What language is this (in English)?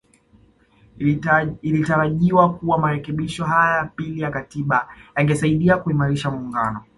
Swahili